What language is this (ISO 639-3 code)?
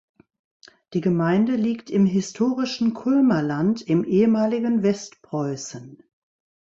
deu